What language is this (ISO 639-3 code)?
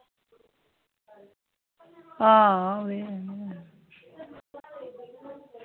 doi